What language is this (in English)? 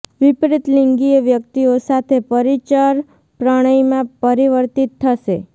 Gujarati